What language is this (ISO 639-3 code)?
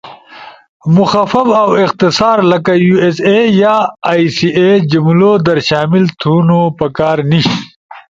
ush